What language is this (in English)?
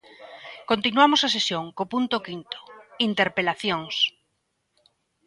Galician